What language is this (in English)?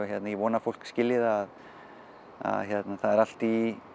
Icelandic